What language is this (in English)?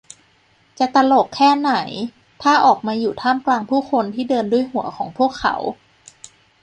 Thai